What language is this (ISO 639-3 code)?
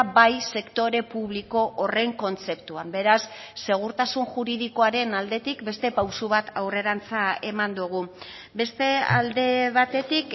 eus